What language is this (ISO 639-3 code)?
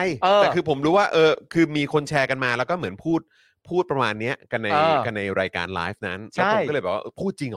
tha